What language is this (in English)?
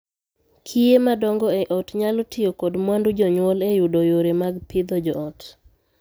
Luo (Kenya and Tanzania)